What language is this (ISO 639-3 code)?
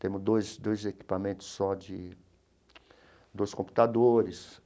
por